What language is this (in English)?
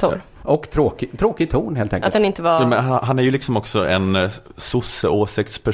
Swedish